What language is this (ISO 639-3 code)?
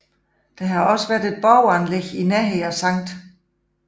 dan